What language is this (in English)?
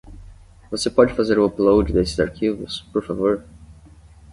Portuguese